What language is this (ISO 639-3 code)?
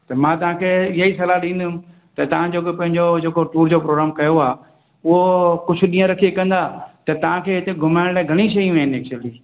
snd